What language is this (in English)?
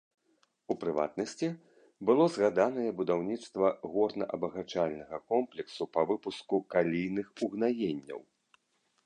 Belarusian